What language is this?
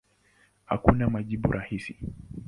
Swahili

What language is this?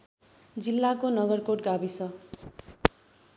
Nepali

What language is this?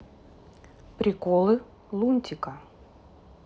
Russian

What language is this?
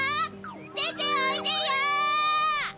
Japanese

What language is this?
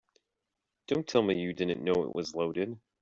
English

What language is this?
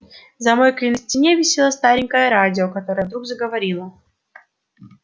Russian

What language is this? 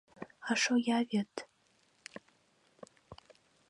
Mari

